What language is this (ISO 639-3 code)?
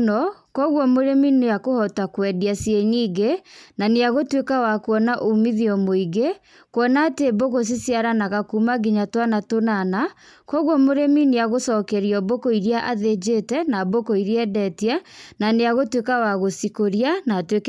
kik